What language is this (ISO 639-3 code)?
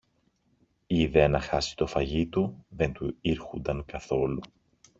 ell